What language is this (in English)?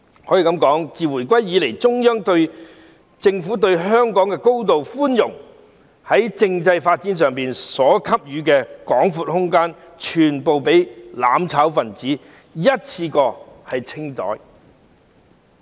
Cantonese